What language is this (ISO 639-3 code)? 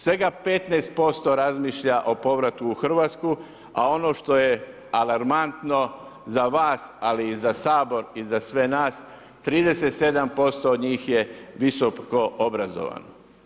hrv